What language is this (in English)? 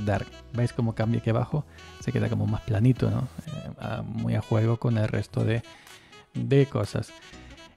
Spanish